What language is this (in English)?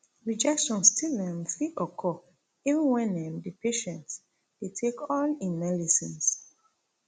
Nigerian Pidgin